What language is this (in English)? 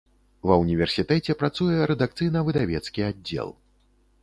Belarusian